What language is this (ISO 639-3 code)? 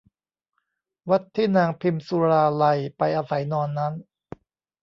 tha